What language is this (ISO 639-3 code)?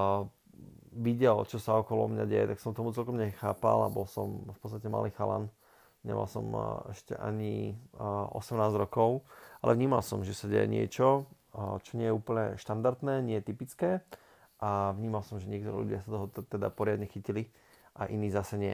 slk